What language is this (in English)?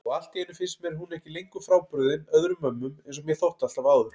Icelandic